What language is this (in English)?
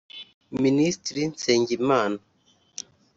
Kinyarwanda